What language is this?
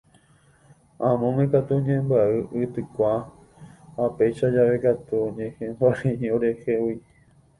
Guarani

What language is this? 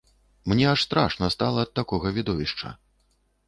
Belarusian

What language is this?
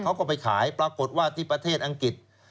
Thai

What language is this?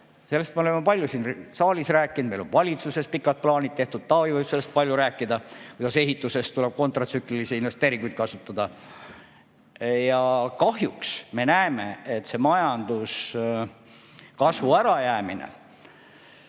Estonian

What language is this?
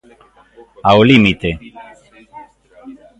Galician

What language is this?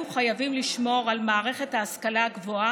Hebrew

